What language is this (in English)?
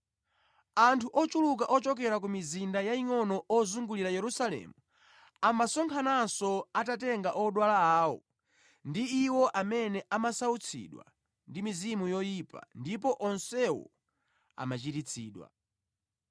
Nyanja